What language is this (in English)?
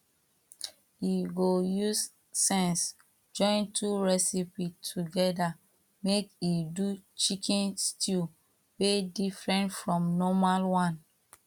Nigerian Pidgin